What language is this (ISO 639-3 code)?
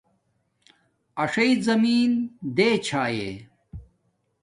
dmk